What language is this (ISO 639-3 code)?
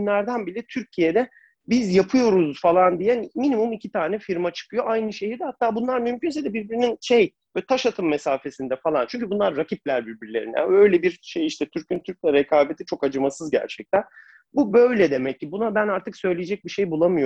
tur